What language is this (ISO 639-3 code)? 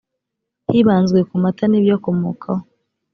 kin